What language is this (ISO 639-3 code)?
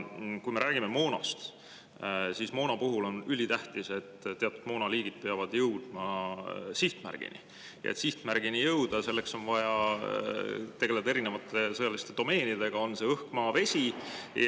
est